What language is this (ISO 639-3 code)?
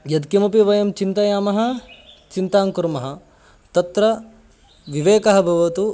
san